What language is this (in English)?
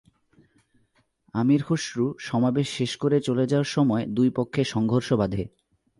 Bangla